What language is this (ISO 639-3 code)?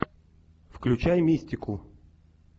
rus